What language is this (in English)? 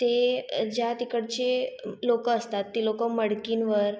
Marathi